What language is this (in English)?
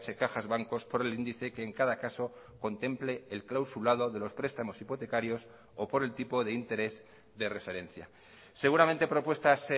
Spanish